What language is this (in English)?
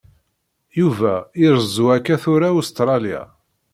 Kabyle